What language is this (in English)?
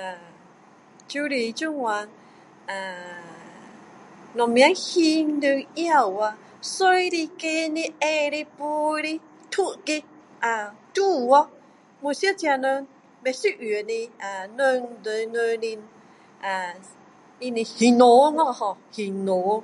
Min Dong Chinese